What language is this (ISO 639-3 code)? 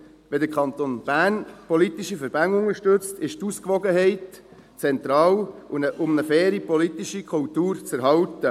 gsw